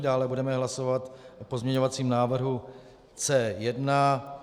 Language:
Czech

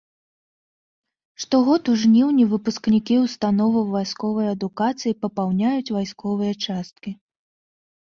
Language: Belarusian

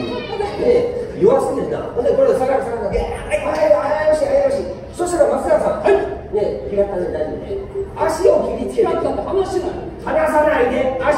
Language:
Japanese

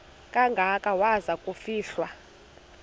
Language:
Xhosa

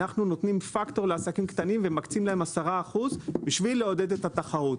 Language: Hebrew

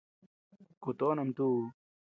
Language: Tepeuxila Cuicatec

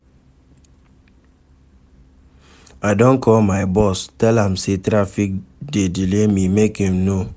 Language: Nigerian Pidgin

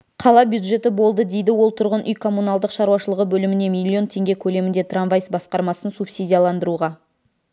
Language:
Kazakh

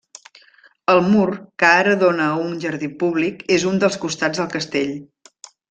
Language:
Catalan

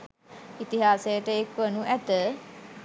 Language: Sinhala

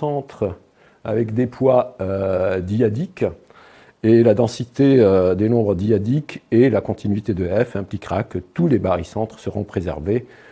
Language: French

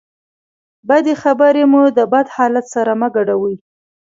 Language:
Pashto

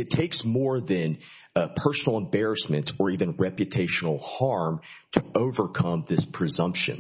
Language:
English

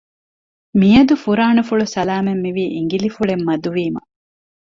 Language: Divehi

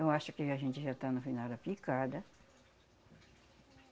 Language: Portuguese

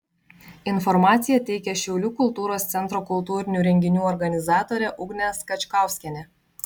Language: Lithuanian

